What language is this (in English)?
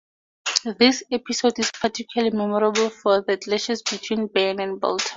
English